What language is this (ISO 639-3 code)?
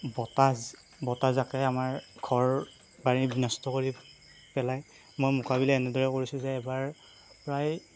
asm